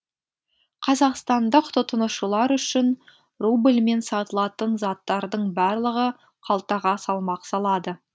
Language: Kazakh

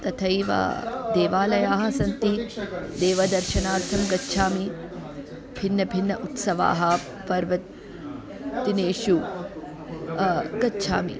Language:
Sanskrit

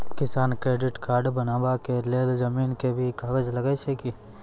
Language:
Maithili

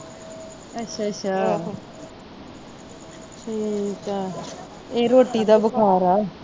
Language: Punjabi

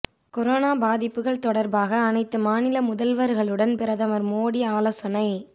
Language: Tamil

